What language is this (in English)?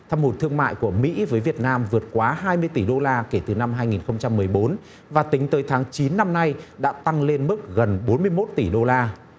Vietnamese